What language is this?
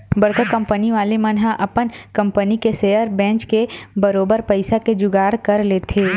Chhattisgarhi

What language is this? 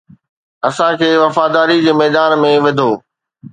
Sindhi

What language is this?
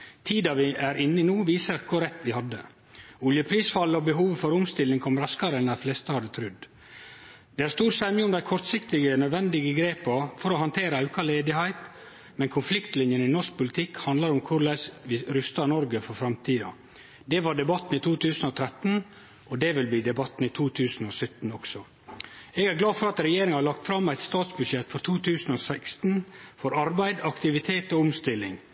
Norwegian Nynorsk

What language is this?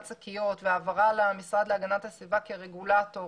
Hebrew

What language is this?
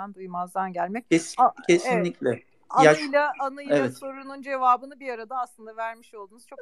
Turkish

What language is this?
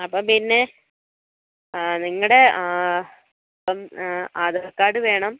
Malayalam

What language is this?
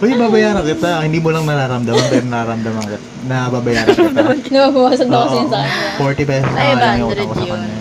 Filipino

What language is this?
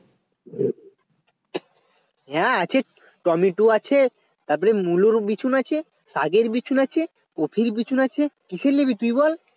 Bangla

